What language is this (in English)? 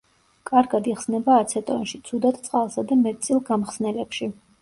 Georgian